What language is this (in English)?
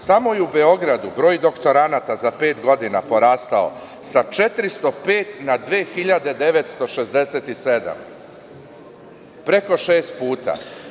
Serbian